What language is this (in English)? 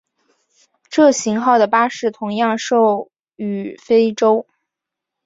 Chinese